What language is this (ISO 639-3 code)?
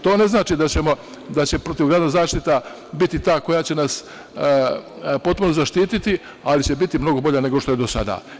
srp